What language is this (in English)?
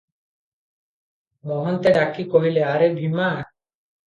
Odia